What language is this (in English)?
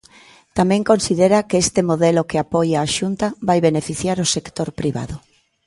Galician